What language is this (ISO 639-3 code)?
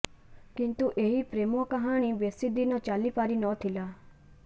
ori